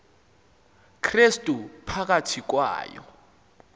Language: Xhosa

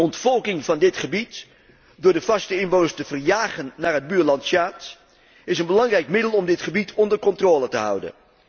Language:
Dutch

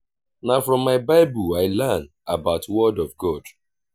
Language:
Nigerian Pidgin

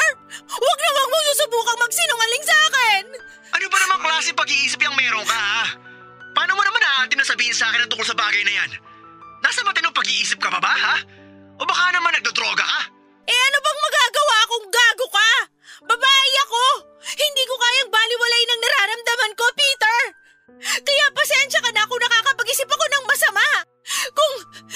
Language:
Filipino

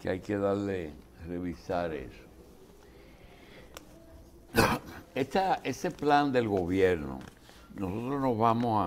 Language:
Spanish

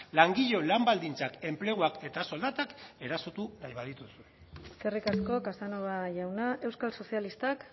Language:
Basque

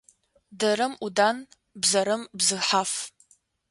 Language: Adyghe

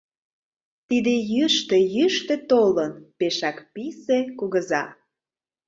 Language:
Mari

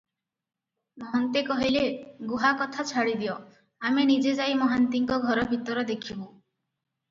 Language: Odia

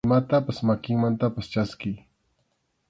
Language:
Arequipa-La Unión Quechua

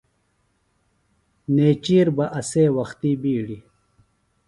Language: Phalura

